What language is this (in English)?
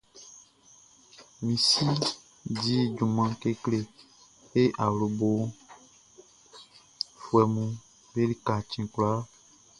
Baoulé